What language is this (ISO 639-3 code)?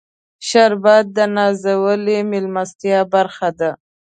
pus